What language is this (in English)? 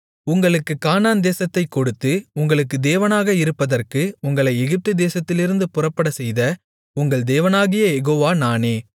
Tamil